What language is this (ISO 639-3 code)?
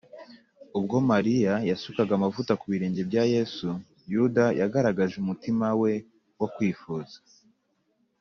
kin